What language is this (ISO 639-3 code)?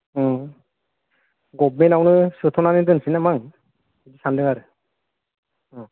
brx